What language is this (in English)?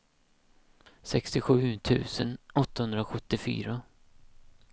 Swedish